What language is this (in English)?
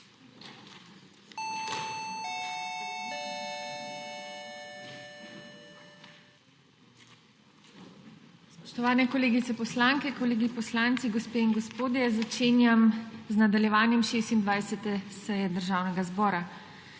Slovenian